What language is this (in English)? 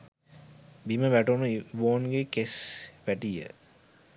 Sinhala